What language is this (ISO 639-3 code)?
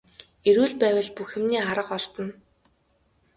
mon